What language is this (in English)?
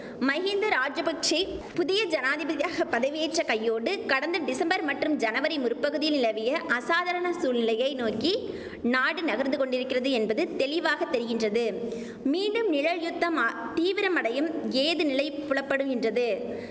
Tamil